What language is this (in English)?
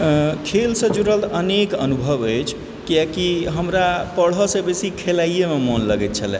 Maithili